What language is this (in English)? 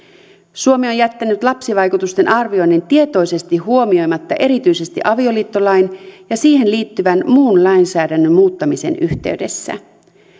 Finnish